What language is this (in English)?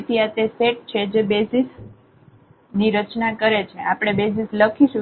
Gujarati